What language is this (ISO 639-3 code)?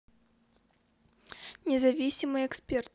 rus